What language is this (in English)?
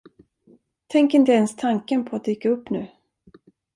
Swedish